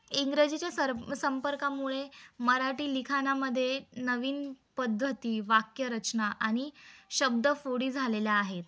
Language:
Marathi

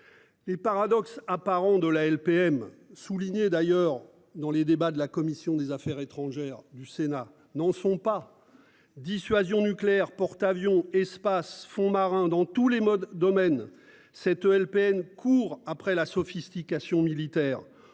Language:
French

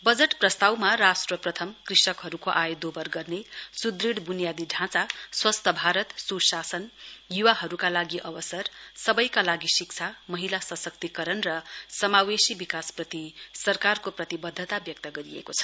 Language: Nepali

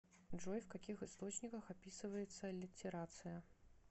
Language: Russian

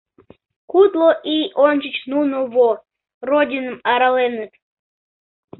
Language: Mari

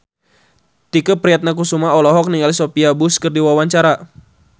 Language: Sundanese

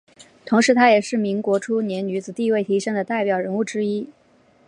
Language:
Chinese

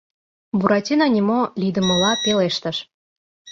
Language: Mari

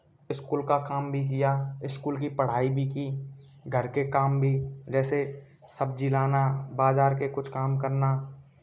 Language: Hindi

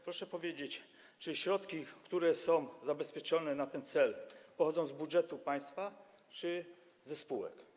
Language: Polish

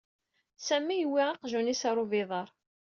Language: Kabyle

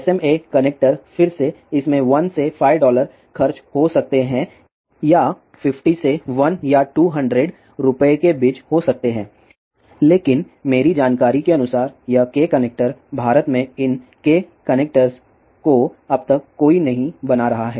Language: Hindi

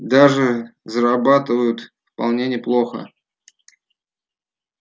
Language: Russian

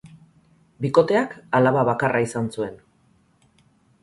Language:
Basque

